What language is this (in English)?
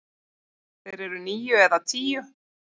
Icelandic